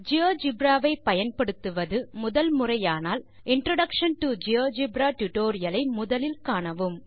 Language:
Tamil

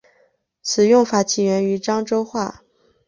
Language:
Chinese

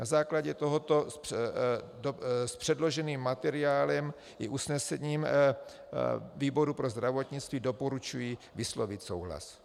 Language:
Czech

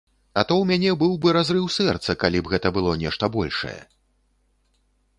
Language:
Belarusian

